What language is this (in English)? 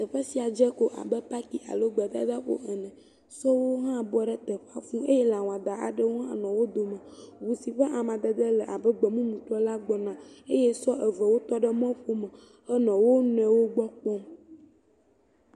Ewe